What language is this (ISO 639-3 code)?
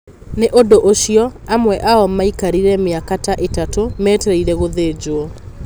kik